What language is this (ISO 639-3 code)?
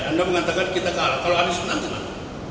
ind